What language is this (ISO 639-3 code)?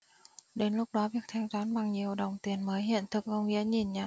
vie